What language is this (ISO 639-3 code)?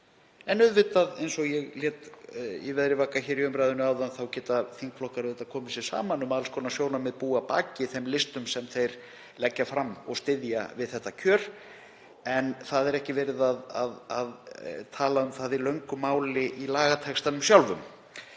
isl